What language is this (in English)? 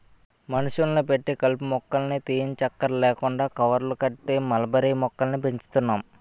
Telugu